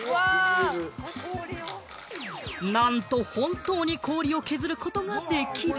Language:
Japanese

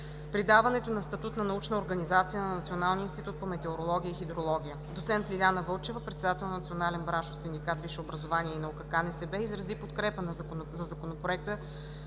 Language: Bulgarian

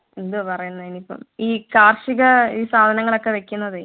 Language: Malayalam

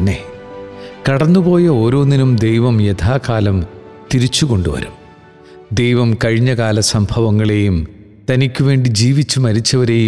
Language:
Malayalam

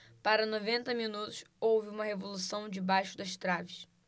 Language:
Portuguese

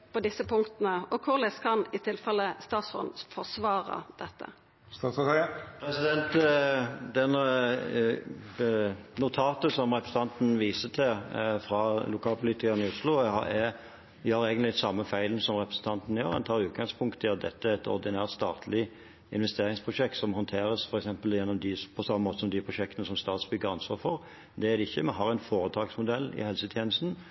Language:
Norwegian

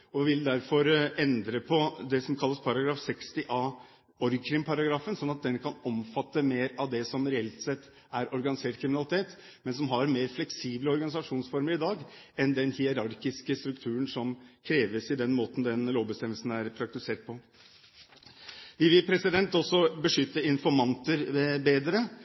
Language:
Norwegian Bokmål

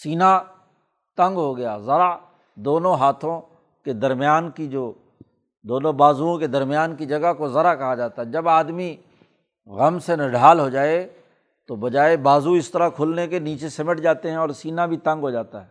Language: Urdu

